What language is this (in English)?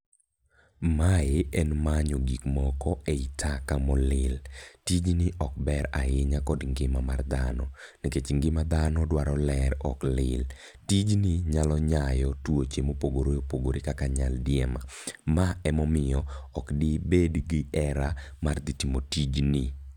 Luo (Kenya and Tanzania)